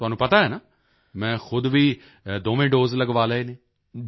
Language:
Punjabi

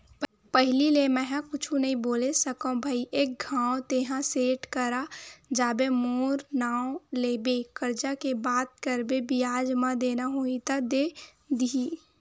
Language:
Chhattisgarhi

